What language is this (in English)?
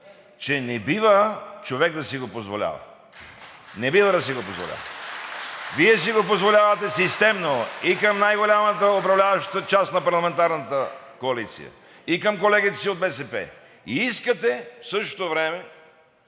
Bulgarian